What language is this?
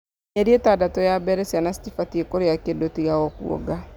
Kikuyu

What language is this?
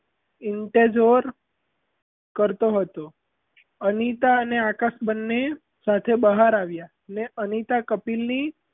Gujarati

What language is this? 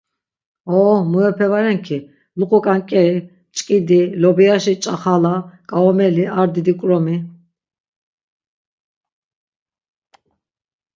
Laz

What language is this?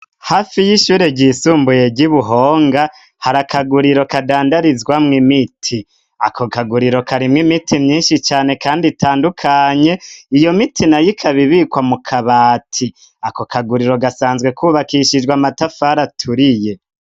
Rundi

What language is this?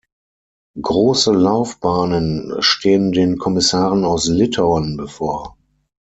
German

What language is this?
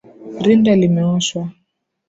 Swahili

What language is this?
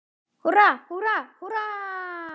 Icelandic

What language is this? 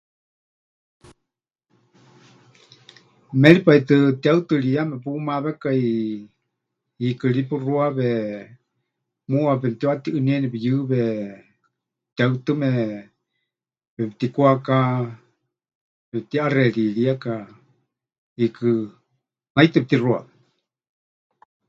Huichol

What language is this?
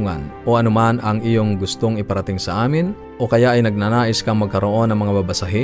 Filipino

